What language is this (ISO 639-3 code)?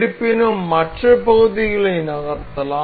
tam